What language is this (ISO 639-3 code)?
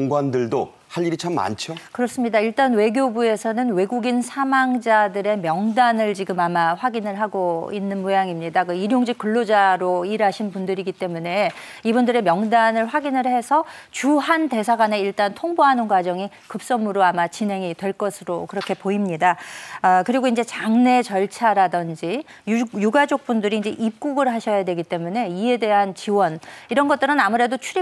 kor